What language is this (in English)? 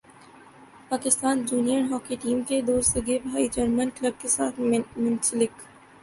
Urdu